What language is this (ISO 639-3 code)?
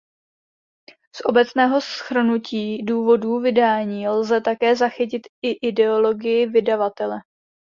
ces